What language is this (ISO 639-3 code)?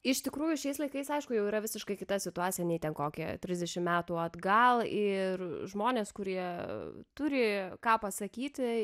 lit